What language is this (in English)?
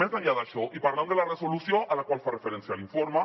Catalan